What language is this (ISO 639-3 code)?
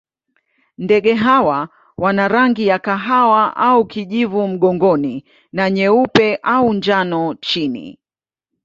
swa